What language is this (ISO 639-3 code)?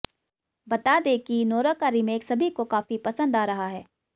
hin